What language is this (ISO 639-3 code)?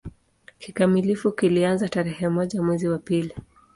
swa